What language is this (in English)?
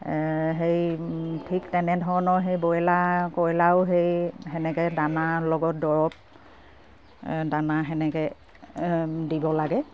Assamese